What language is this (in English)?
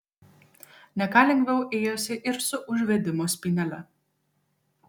Lithuanian